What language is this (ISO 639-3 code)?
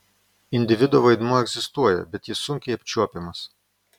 lit